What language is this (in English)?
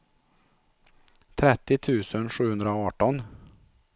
Swedish